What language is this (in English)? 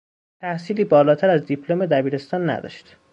Persian